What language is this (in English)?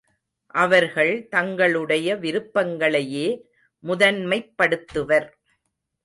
Tamil